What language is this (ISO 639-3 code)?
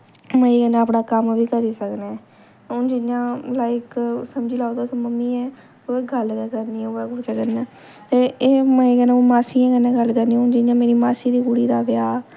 doi